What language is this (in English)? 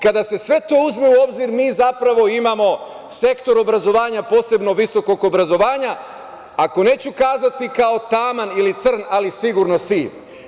Serbian